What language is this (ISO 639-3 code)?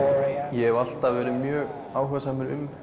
isl